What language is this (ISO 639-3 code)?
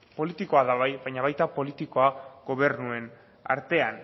eus